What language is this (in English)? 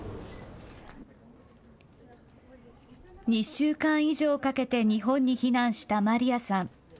Japanese